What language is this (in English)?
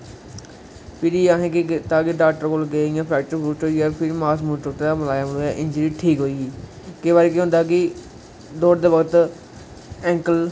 Dogri